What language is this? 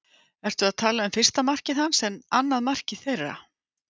Icelandic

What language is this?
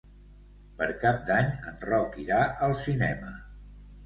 Catalan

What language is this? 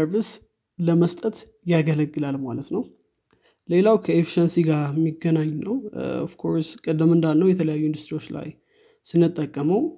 Amharic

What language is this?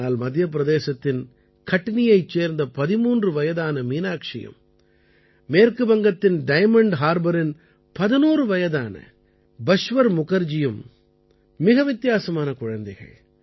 Tamil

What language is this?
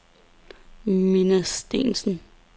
Danish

